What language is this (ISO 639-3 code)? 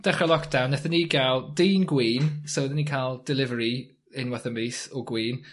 cym